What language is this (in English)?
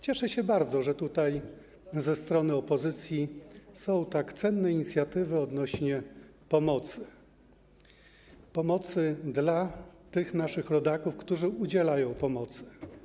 Polish